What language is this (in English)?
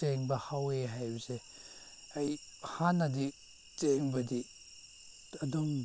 Manipuri